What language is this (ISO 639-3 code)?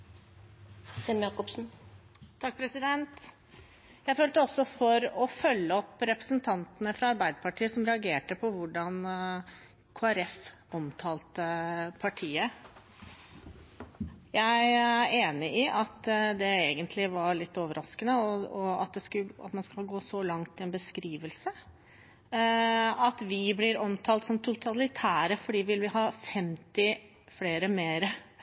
nob